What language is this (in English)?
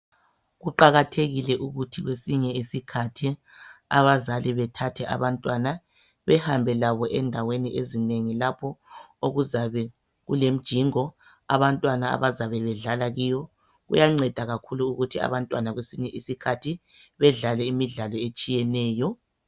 North Ndebele